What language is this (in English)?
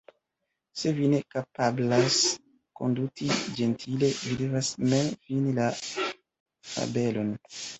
Esperanto